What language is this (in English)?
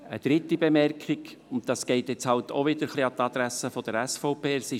Swiss German